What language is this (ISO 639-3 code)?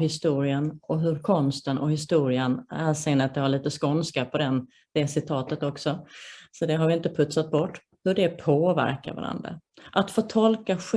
swe